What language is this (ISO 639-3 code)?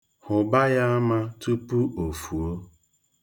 ibo